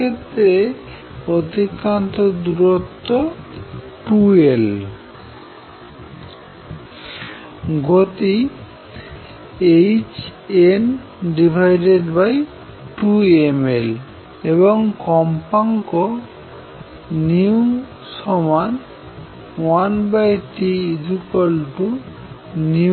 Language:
Bangla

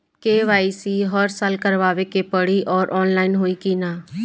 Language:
Bhojpuri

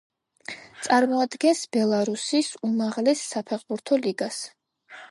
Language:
Georgian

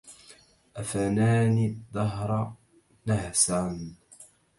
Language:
Arabic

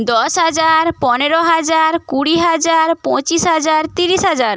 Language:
Bangla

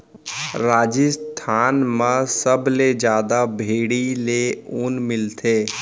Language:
Chhattisgarhi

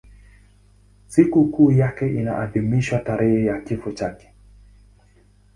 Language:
Swahili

